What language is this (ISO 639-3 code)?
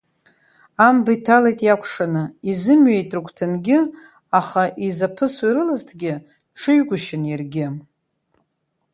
abk